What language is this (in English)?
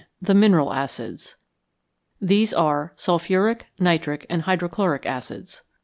English